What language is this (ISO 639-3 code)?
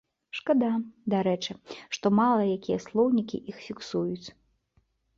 bel